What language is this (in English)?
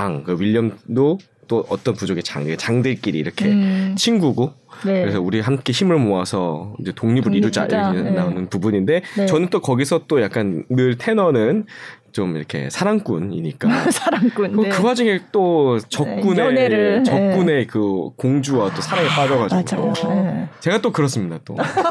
Korean